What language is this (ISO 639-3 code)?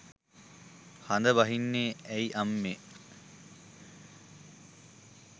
sin